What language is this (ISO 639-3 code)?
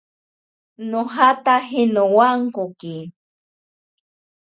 prq